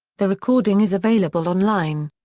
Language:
English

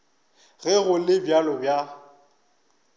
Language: Northern Sotho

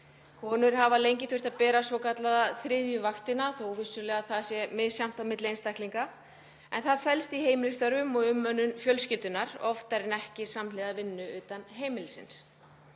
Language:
Icelandic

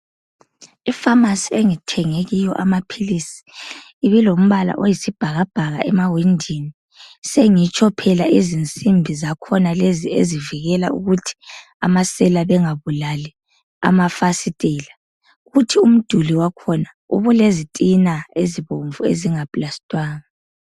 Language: North Ndebele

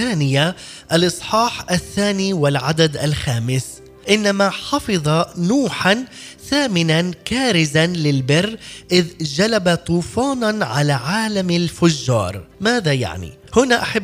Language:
Arabic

